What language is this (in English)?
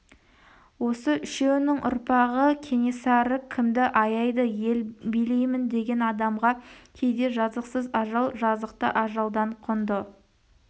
Kazakh